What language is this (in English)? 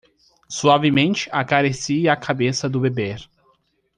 Portuguese